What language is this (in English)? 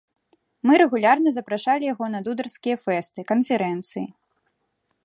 Belarusian